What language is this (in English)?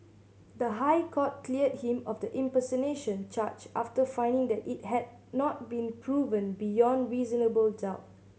English